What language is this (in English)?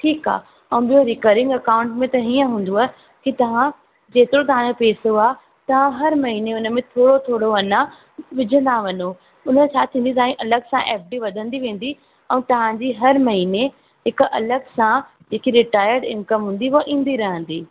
Sindhi